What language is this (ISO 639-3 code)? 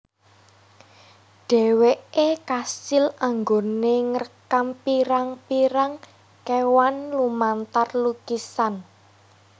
jav